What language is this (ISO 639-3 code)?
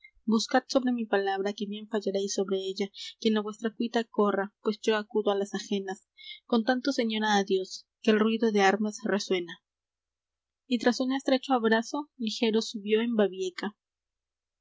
spa